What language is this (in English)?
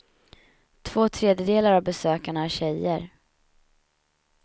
Swedish